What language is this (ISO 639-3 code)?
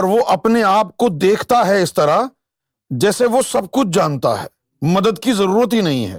urd